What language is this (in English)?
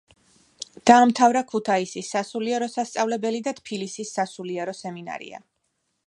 Georgian